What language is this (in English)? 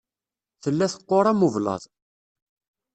Kabyle